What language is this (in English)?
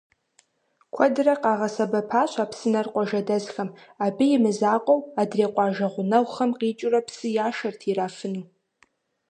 Kabardian